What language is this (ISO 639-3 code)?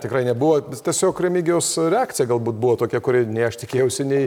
lit